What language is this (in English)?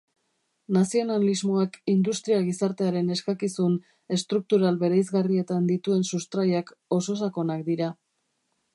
Basque